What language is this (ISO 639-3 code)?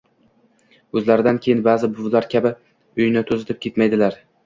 uzb